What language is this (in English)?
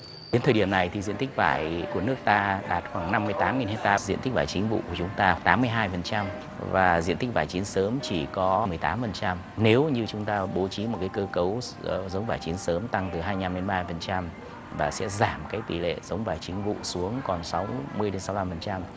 Vietnamese